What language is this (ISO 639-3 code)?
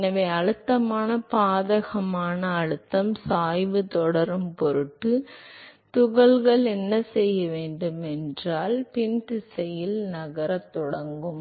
tam